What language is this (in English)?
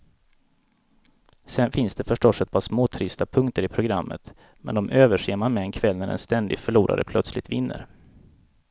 Swedish